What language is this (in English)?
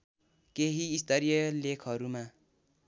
Nepali